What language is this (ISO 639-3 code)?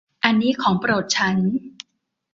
tha